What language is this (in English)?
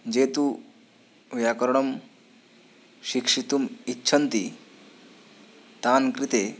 Sanskrit